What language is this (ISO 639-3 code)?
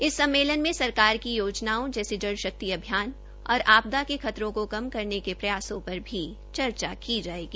hin